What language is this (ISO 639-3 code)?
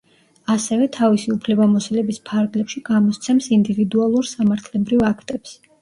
kat